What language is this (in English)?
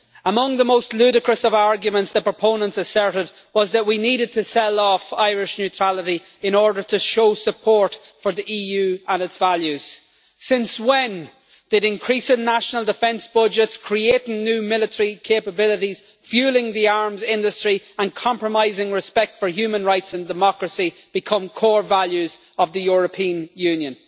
English